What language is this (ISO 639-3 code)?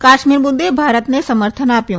guj